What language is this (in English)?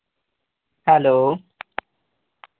Dogri